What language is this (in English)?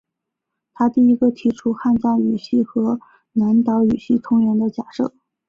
Chinese